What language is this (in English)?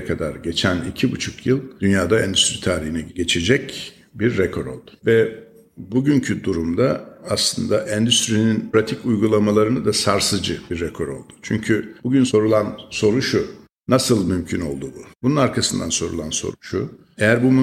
Turkish